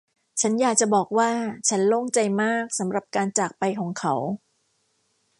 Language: Thai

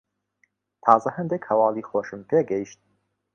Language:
Central Kurdish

